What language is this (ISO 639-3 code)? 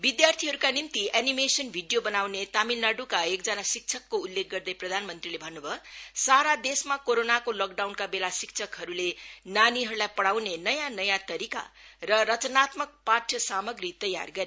nep